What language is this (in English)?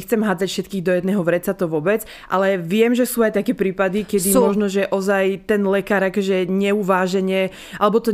Slovak